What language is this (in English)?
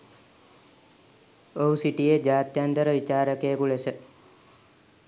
Sinhala